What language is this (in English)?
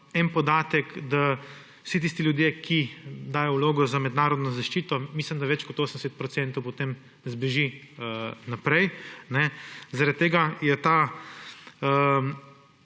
Slovenian